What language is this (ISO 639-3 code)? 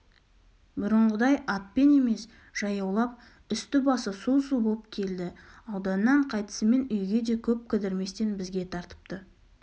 kaz